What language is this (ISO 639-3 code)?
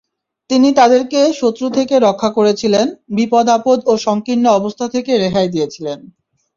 ben